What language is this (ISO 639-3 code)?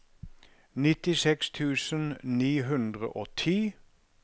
nor